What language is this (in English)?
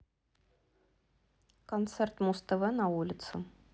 Russian